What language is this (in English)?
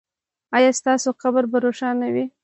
Pashto